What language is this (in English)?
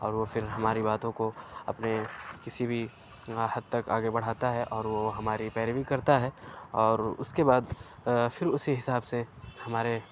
Urdu